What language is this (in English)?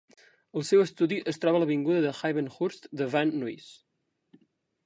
Catalan